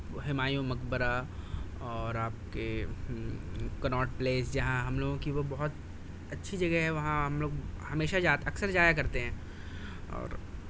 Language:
Urdu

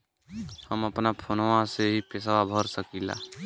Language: Bhojpuri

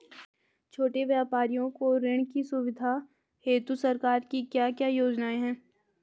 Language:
Hindi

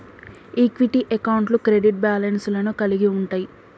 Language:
Telugu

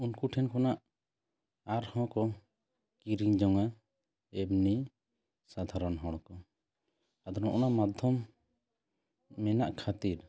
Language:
Santali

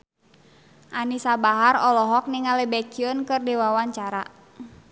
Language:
Sundanese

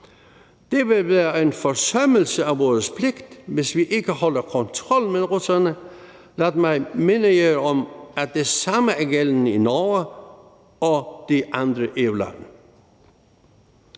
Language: Danish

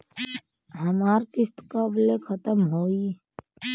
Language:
Bhojpuri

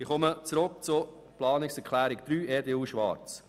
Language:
Swiss German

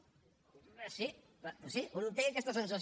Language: Catalan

